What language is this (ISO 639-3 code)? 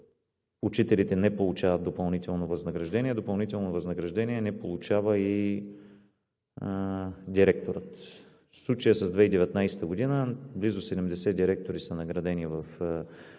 bul